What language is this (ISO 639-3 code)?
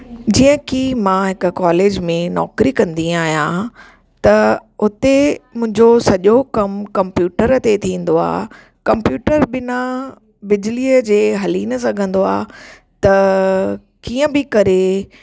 snd